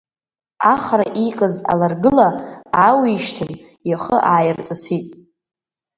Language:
Abkhazian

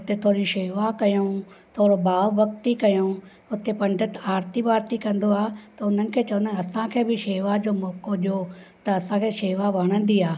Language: Sindhi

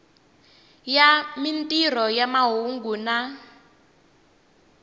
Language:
Tsonga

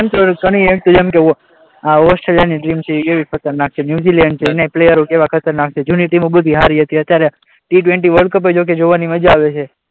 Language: Gujarati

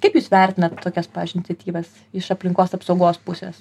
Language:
Lithuanian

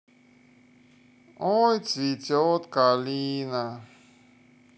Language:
Russian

